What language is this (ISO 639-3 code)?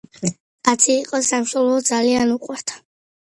kat